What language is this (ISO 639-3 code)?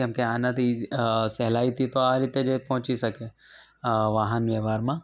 guj